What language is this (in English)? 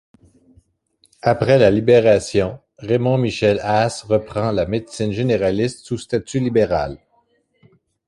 French